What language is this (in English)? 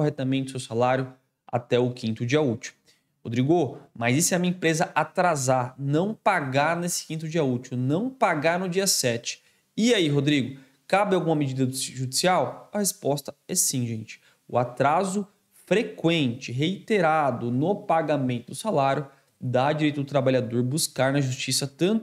Portuguese